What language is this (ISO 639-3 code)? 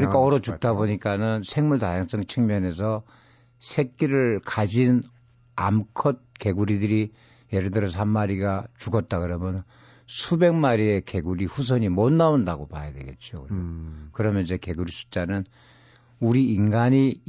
kor